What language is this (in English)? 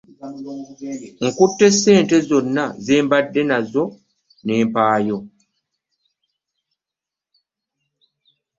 Ganda